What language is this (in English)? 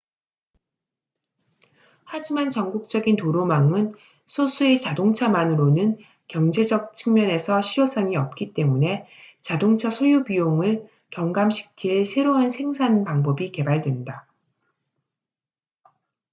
Korean